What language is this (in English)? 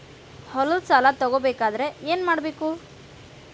Kannada